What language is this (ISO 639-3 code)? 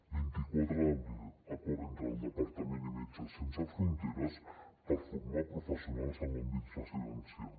cat